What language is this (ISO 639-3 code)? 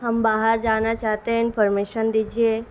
urd